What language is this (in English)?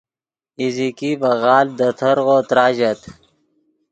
Yidgha